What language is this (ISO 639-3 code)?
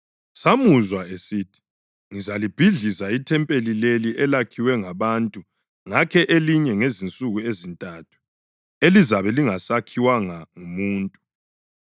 nde